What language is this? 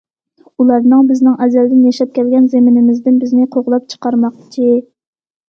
Uyghur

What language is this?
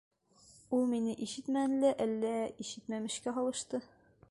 Bashkir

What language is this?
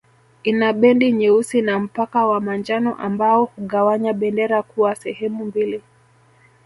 Swahili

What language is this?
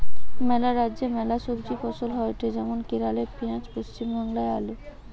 Bangla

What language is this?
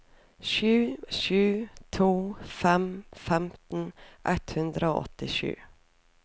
Norwegian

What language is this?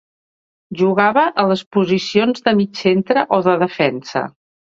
Catalan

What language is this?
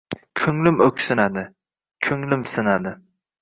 Uzbek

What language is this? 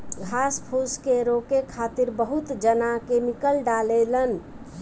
Bhojpuri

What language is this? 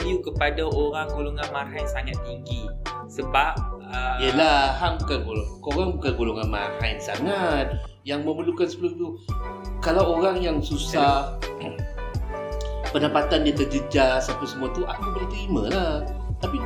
Malay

